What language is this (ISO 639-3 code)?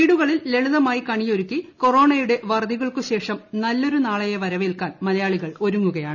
mal